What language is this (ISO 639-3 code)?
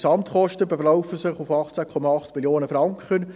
gsw